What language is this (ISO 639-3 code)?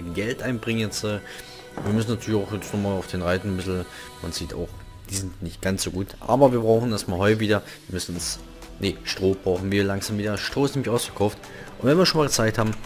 deu